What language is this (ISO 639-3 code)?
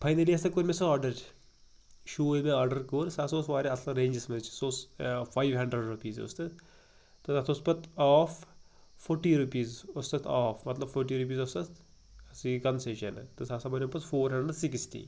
kas